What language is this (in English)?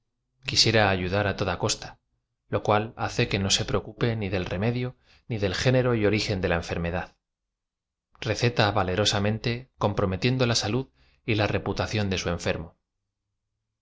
Spanish